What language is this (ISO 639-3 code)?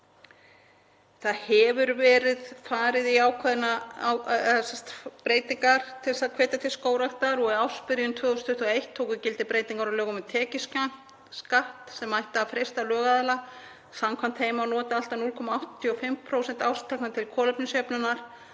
isl